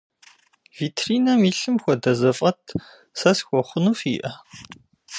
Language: Kabardian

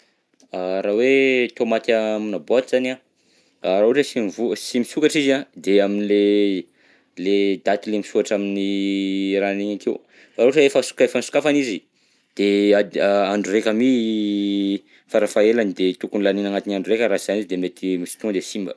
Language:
Southern Betsimisaraka Malagasy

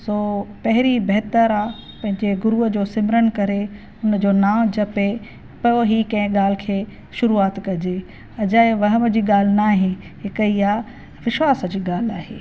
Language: Sindhi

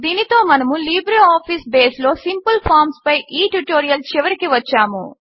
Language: Telugu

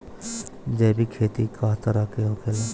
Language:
Bhojpuri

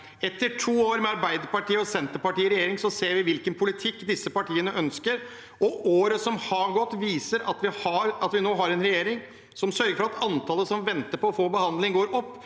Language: Norwegian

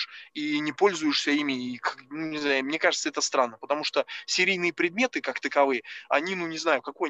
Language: Russian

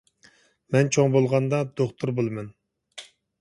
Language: Uyghur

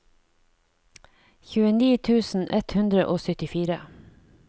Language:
Norwegian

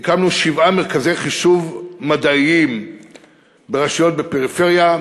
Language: Hebrew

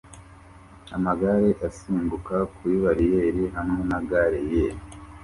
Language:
Kinyarwanda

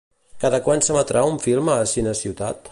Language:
Catalan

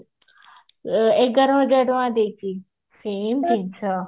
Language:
Odia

